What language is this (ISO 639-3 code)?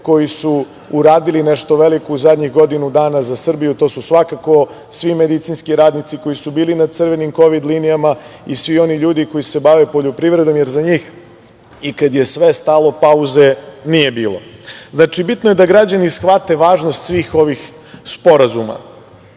srp